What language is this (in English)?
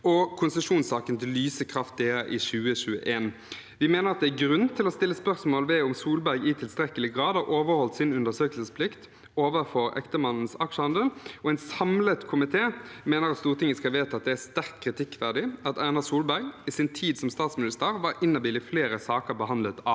Norwegian